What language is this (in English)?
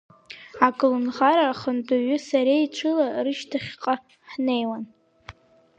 Abkhazian